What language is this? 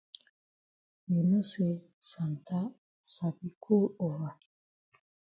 Cameroon Pidgin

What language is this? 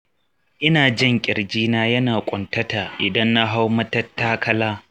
Hausa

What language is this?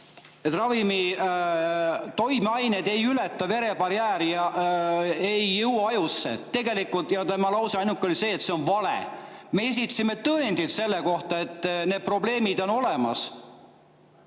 Estonian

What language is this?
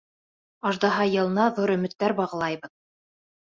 Bashkir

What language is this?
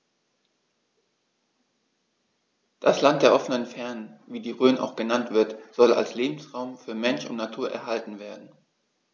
German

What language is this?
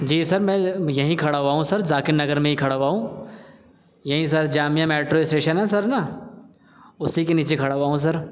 Urdu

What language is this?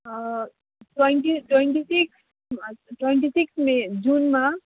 Nepali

